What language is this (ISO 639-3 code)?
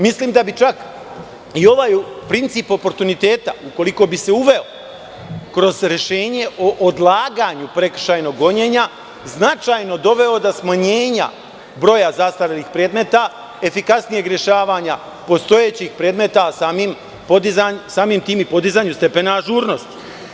srp